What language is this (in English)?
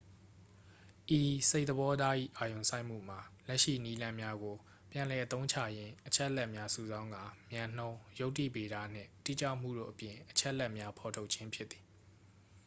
Burmese